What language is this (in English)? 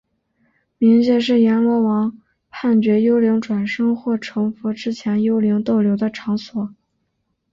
Chinese